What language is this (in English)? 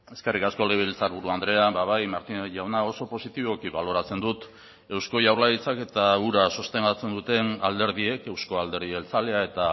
Basque